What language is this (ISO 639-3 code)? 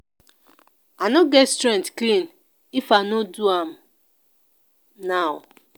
pcm